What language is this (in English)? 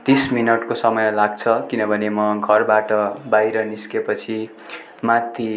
Nepali